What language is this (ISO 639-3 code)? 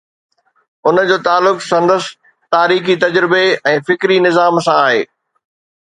snd